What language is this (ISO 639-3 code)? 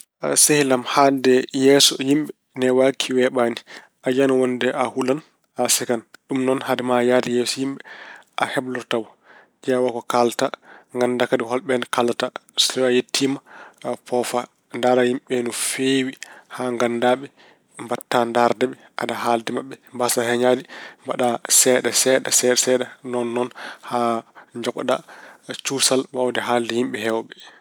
ful